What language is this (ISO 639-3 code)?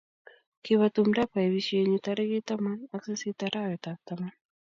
kln